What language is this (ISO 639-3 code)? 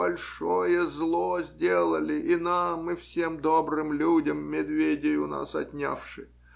rus